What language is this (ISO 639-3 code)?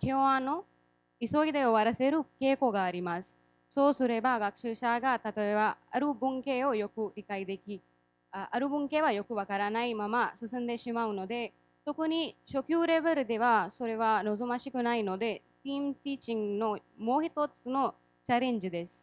jpn